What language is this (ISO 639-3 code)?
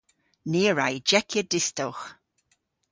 cor